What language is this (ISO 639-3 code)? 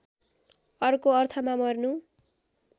nep